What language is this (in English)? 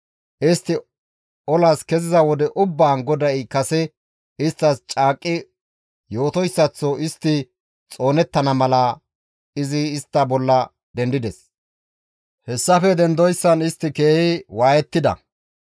Gamo